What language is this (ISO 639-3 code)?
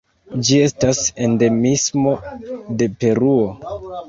epo